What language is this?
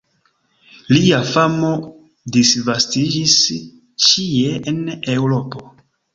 Esperanto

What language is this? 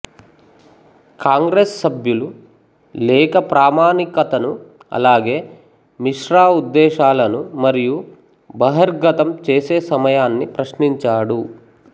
Telugu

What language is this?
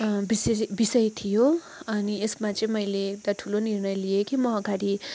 Nepali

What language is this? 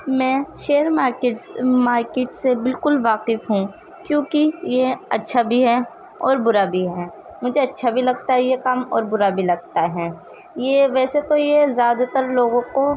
Urdu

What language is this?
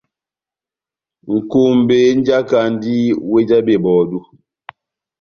Batanga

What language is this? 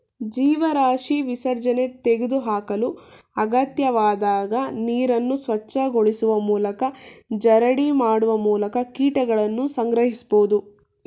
Kannada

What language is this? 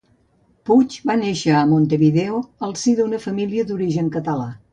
Catalan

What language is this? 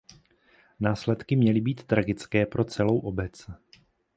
Czech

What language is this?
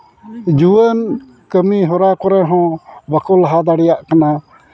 Santali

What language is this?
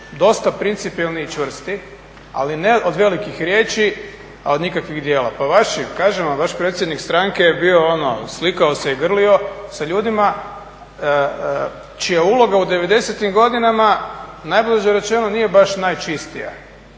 Croatian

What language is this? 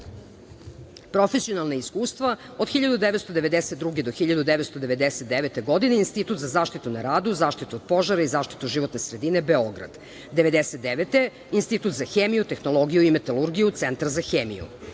Serbian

